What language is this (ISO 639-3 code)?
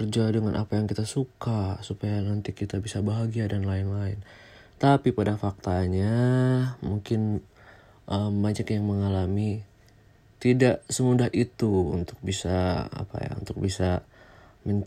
ind